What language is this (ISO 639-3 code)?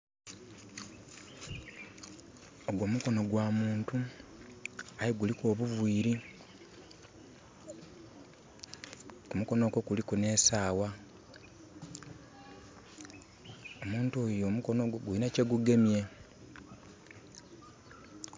xog